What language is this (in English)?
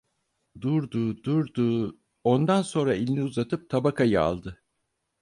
Turkish